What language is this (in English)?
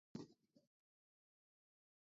Swahili